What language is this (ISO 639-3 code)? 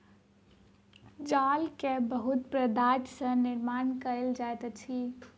mai